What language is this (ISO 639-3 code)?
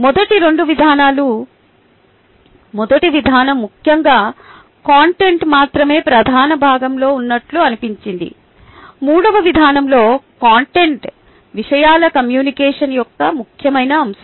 tel